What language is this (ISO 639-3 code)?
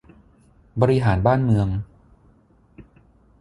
tha